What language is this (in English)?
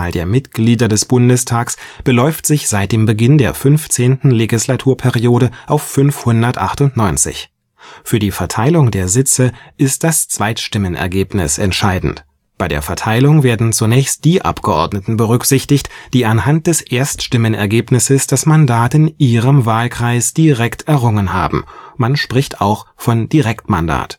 German